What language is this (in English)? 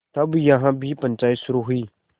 Hindi